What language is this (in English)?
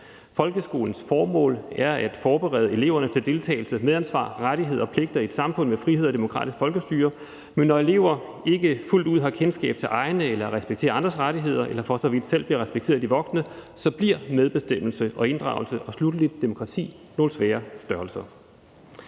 Danish